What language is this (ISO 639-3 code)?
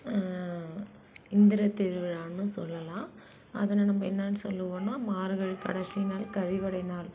tam